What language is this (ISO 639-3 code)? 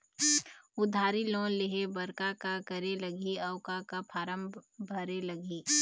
hne